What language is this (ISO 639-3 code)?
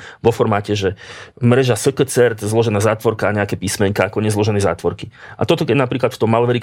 slk